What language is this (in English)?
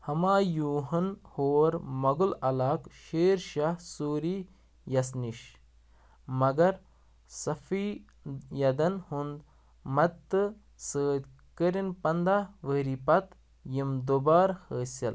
Kashmiri